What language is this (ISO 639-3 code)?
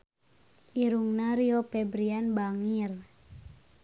sun